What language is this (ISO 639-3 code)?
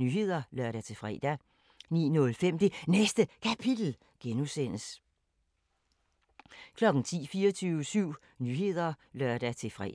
dan